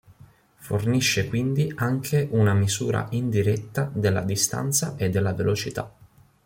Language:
Italian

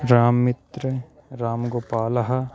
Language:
Sanskrit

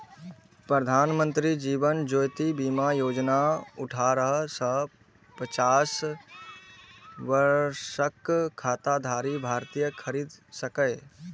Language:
Maithili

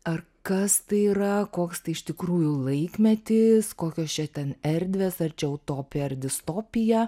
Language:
Lithuanian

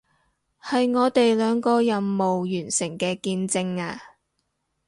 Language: Cantonese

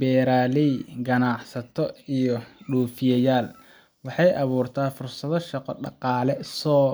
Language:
Somali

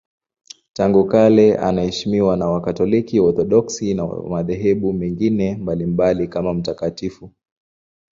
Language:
Swahili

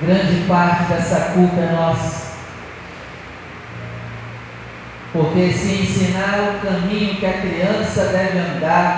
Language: Portuguese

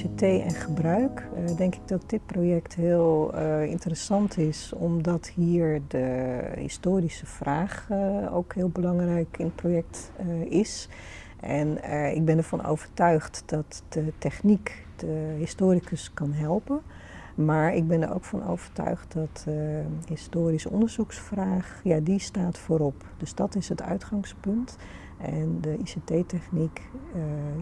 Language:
Dutch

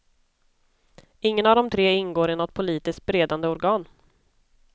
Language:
Swedish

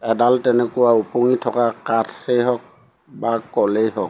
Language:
Assamese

